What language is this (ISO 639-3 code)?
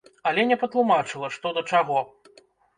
bel